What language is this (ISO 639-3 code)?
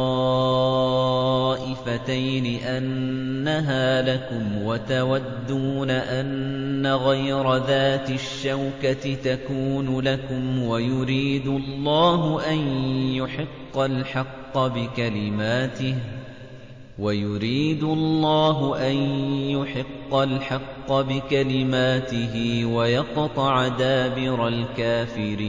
ara